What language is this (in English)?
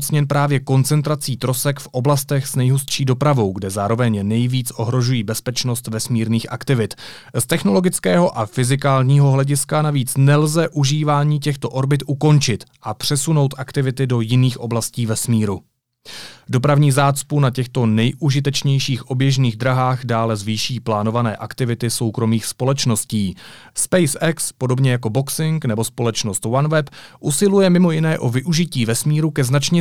Czech